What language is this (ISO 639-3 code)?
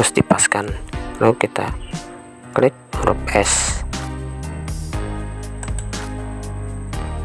ind